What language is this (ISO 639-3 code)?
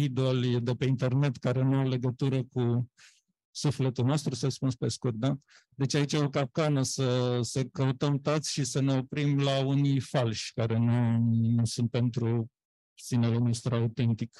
ron